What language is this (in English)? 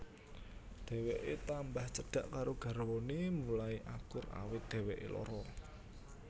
Javanese